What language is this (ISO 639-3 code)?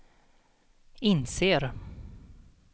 swe